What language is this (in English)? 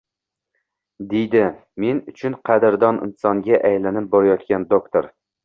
Uzbek